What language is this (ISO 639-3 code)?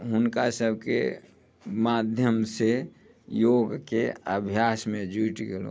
mai